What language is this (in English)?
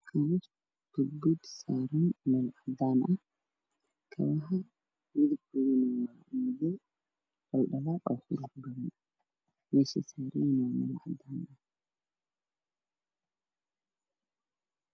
Somali